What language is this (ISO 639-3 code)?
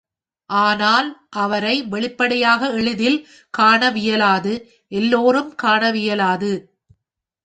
tam